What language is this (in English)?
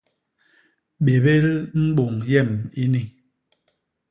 Basaa